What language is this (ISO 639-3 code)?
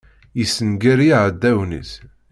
kab